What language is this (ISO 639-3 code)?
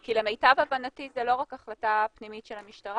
heb